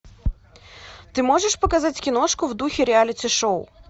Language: Russian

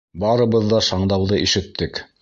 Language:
Bashkir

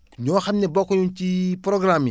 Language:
Wolof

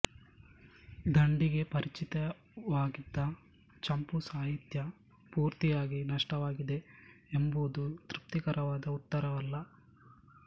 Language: Kannada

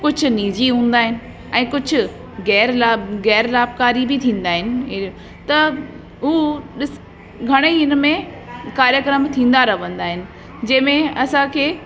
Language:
Sindhi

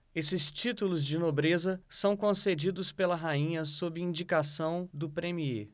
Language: Portuguese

